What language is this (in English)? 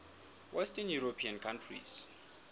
Southern Sotho